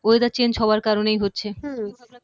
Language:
Bangla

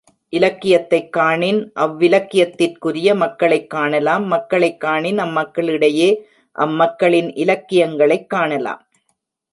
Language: Tamil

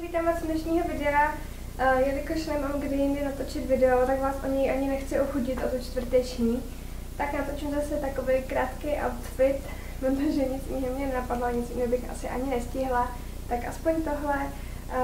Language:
Czech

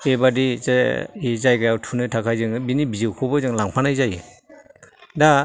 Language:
Bodo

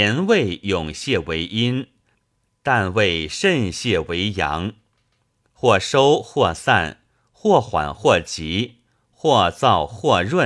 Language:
Chinese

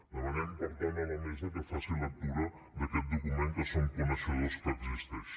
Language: Catalan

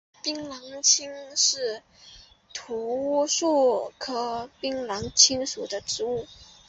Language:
Chinese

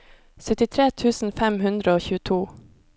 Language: Norwegian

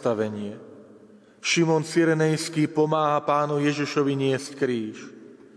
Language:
Slovak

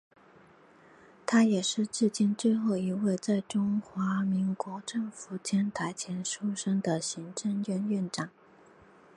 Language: Chinese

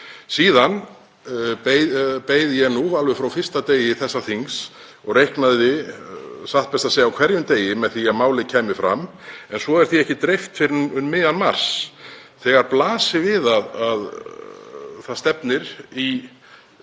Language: Icelandic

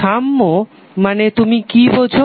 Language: Bangla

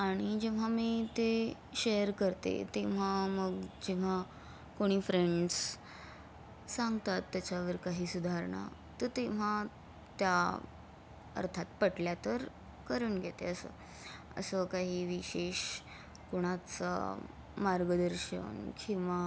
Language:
Marathi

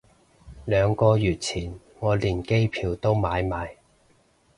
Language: Cantonese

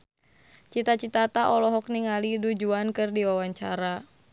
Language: Sundanese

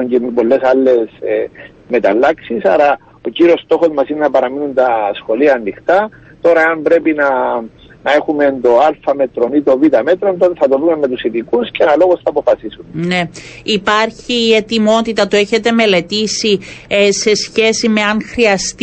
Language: Greek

